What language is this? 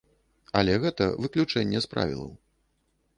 Belarusian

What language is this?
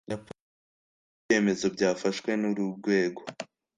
Kinyarwanda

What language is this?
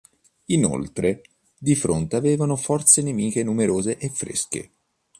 Italian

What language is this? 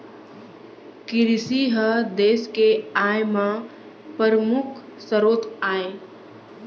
Chhattisgarhi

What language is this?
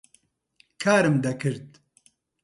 Central Kurdish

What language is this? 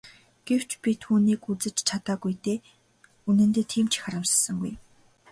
Mongolian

